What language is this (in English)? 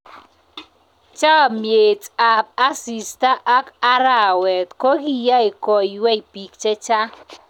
Kalenjin